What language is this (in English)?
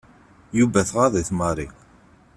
Kabyle